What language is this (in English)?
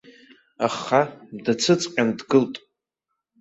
Abkhazian